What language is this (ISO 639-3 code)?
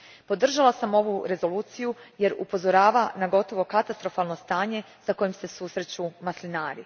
hrv